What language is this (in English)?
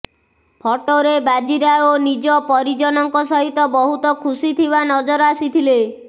Odia